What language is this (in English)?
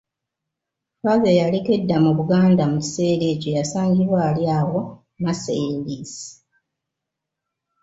Ganda